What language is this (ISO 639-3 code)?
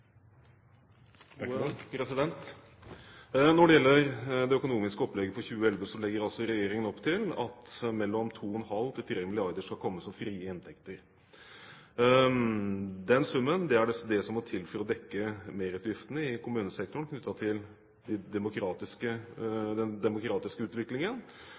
nob